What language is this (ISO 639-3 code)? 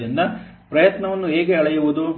kan